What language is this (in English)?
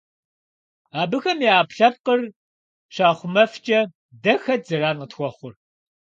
Kabardian